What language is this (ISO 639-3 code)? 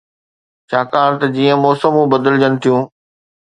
snd